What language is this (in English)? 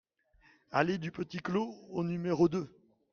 French